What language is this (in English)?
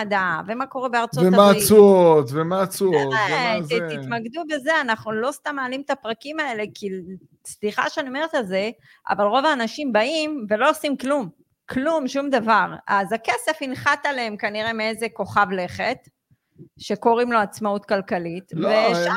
Hebrew